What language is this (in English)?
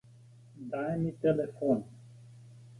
Slovenian